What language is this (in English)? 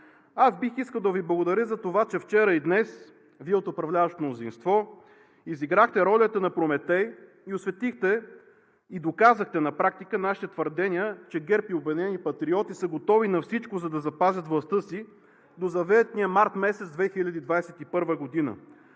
Bulgarian